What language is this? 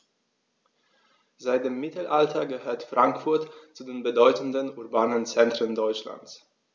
German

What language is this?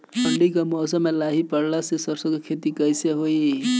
Bhojpuri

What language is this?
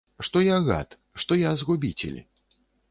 Belarusian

